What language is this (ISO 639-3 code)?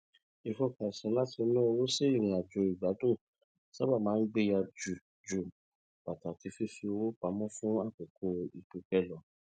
yor